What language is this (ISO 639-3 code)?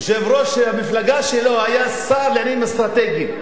heb